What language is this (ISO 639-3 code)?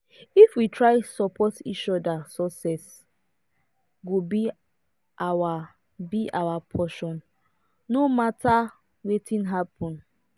pcm